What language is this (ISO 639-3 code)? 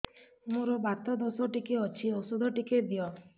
ori